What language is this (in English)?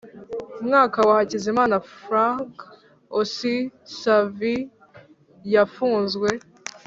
Kinyarwanda